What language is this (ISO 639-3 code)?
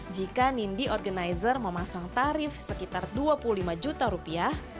ind